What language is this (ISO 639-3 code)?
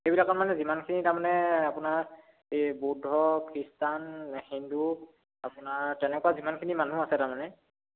asm